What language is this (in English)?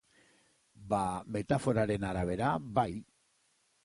Basque